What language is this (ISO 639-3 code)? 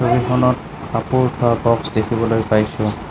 asm